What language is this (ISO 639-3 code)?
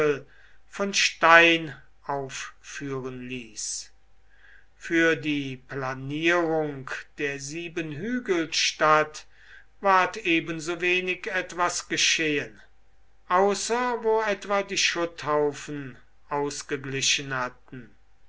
deu